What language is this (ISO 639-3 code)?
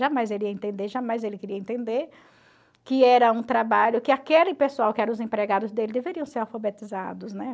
por